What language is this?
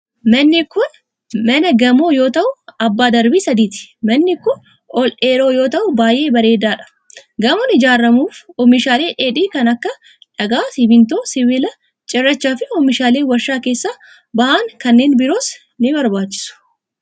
Oromo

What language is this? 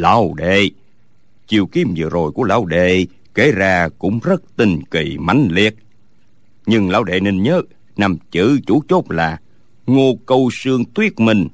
Vietnamese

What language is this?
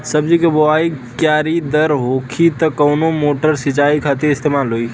Bhojpuri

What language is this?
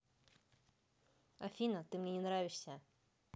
Russian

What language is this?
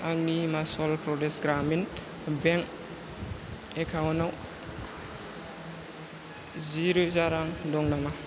Bodo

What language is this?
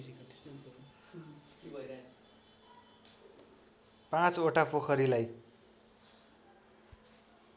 Nepali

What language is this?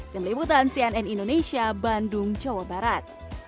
Indonesian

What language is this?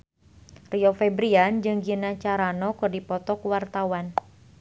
Sundanese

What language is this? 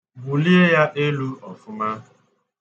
Igbo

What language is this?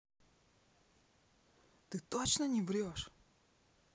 Russian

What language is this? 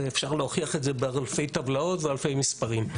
Hebrew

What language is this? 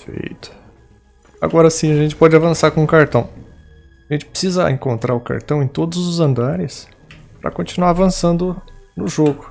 Portuguese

